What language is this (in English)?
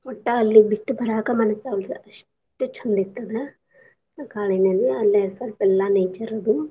Kannada